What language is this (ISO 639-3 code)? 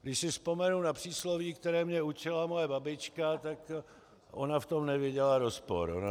ces